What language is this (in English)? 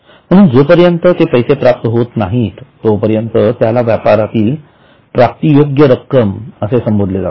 Marathi